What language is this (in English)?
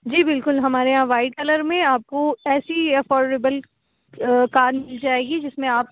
Urdu